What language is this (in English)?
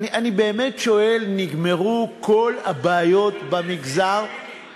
Hebrew